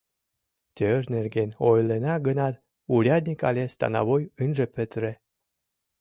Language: Mari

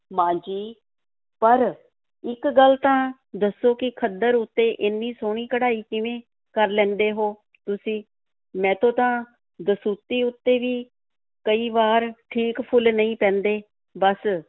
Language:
Punjabi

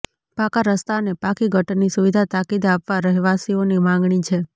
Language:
Gujarati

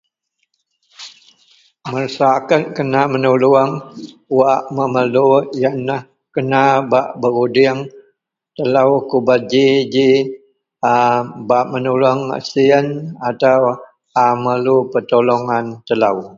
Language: Central Melanau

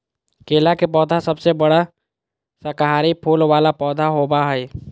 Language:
Magahi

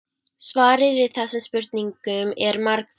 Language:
Icelandic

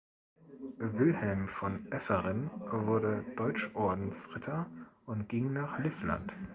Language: German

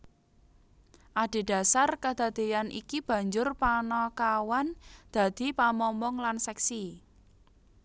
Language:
Javanese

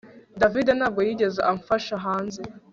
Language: Kinyarwanda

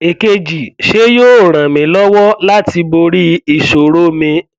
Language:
Yoruba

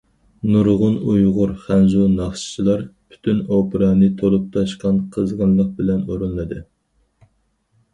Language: Uyghur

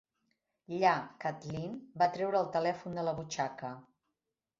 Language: Catalan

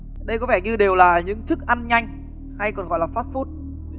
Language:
Vietnamese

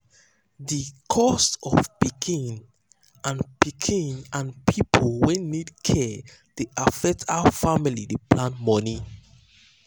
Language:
Nigerian Pidgin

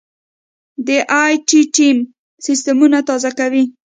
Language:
Pashto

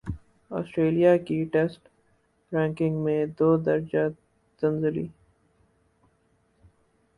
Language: Urdu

